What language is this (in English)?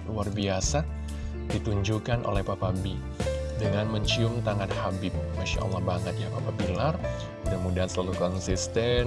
Indonesian